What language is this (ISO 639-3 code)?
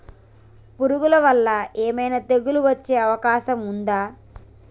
tel